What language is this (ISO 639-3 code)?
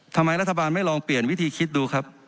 tha